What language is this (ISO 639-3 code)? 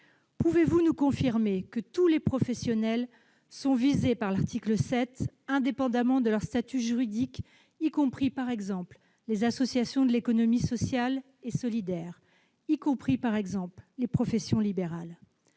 fra